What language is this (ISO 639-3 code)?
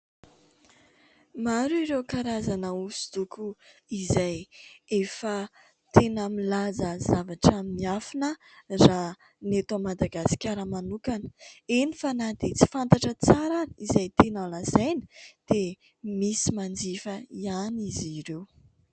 mlg